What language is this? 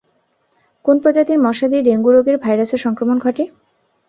Bangla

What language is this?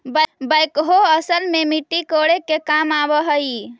Magahi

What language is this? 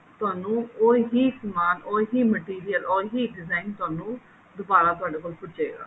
Punjabi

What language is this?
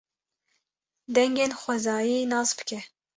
Kurdish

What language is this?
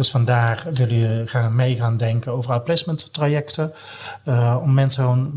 Dutch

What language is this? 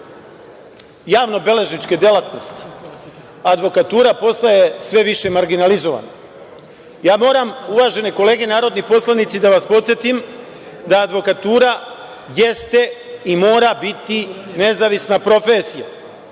Serbian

